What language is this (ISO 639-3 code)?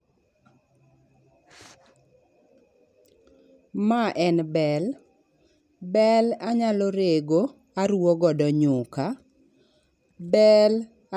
luo